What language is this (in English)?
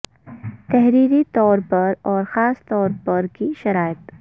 Urdu